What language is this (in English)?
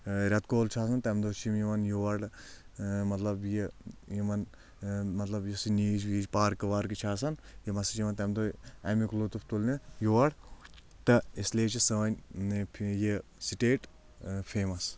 Kashmiri